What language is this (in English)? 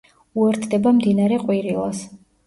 Georgian